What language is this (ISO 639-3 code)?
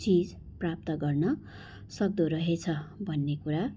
nep